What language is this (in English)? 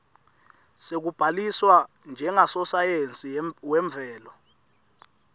Swati